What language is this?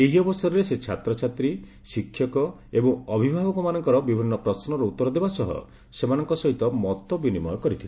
Odia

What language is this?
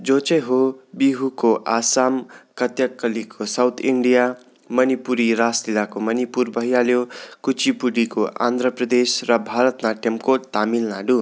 Nepali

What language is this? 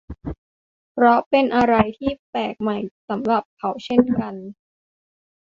Thai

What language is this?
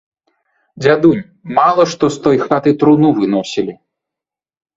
Belarusian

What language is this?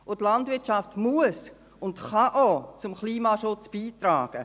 Swiss German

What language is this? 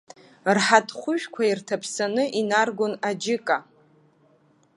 Abkhazian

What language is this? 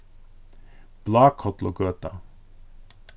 Faroese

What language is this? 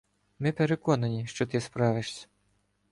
Ukrainian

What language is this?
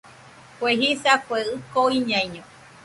Nüpode Huitoto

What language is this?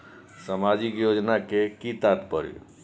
Maithili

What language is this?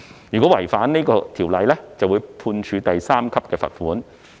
Cantonese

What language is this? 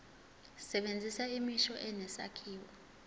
Zulu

